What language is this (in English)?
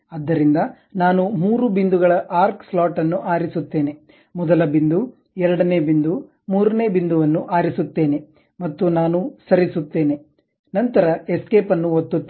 Kannada